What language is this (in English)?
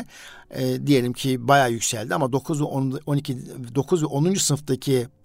Turkish